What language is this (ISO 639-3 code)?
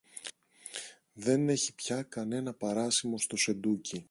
ell